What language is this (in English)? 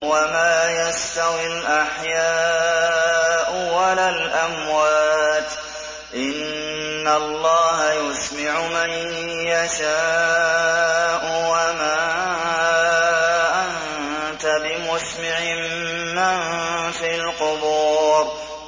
Arabic